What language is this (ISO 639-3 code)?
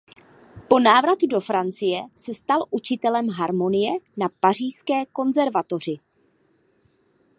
ces